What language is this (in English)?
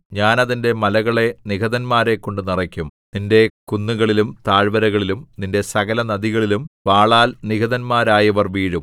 Malayalam